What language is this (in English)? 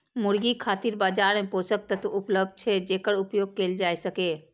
Maithili